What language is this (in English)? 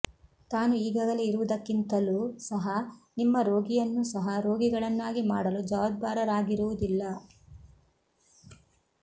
Kannada